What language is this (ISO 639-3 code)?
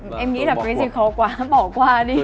vie